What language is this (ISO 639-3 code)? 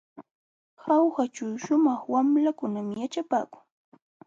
qxw